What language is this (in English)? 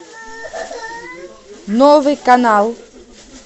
Russian